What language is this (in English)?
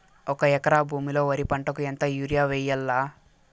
Telugu